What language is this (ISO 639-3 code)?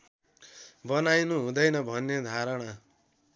nep